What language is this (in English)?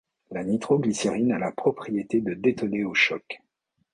French